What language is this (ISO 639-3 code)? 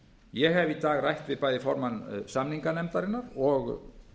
isl